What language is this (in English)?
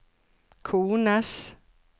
Norwegian